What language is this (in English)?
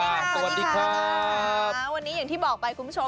Thai